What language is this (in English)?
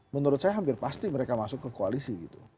Indonesian